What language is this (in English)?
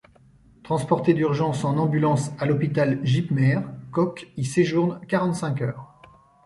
French